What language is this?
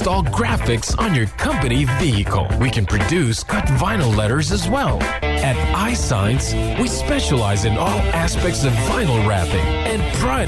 Filipino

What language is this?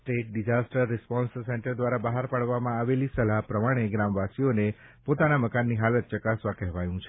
Gujarati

